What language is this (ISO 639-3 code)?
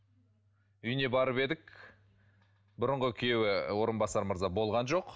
kaz